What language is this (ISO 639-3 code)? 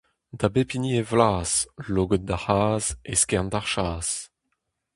bre